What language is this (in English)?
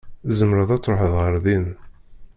Kabyle